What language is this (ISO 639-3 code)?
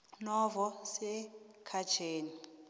nbl